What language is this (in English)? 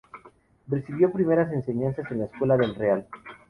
Spanish